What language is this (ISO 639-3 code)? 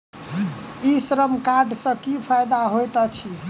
mai